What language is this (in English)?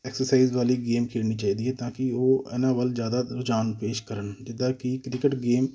Punjabi